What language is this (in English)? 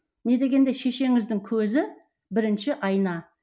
Kazakh